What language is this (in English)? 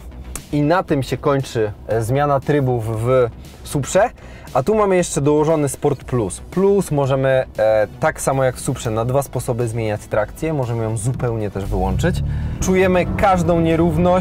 Polish